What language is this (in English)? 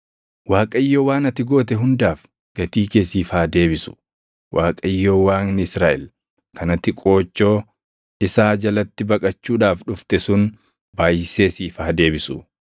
Oromo